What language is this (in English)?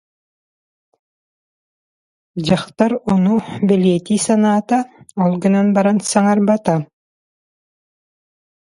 Yakut